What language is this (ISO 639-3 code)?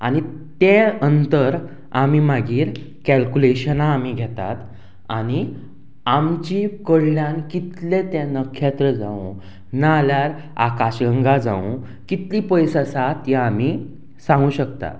kok